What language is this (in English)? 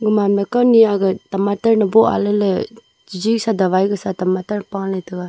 Wancho Naga